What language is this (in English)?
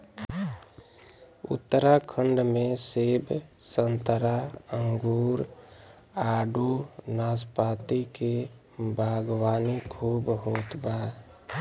Bhojpuri